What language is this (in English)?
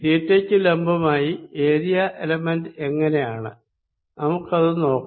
Malayalam